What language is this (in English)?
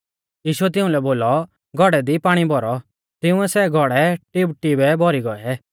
Mahasu Pahari